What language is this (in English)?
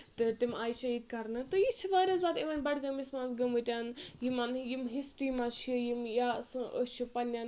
Kashmiri